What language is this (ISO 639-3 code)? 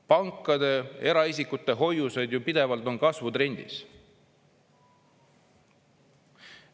est